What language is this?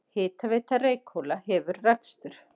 Icelandic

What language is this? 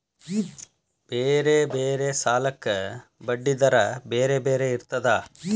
Kannada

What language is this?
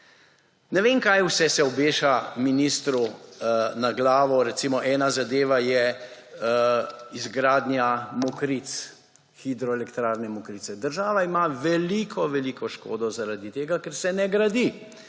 Slovenian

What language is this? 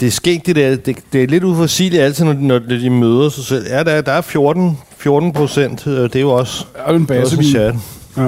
Danish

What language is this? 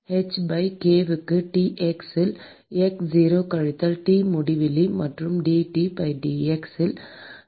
Tamil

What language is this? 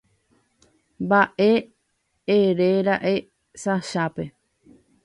Guarani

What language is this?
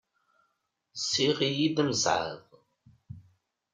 Kabyle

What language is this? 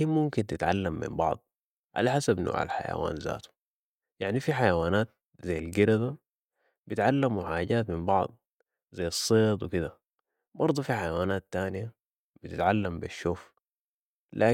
Sudanese Arabic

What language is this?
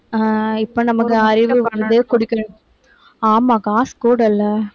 Tamil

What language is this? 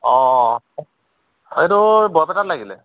Assamese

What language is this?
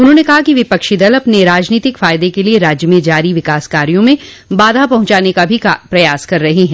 Hindi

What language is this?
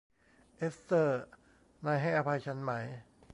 Thai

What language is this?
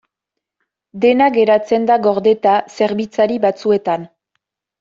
Basque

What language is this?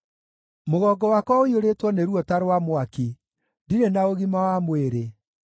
Kikuyu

